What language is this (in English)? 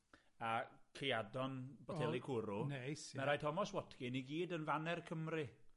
Welsh